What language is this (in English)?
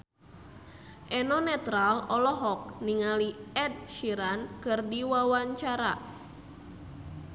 Sundanese